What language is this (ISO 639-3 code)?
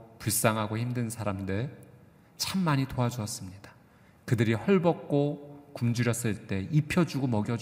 kor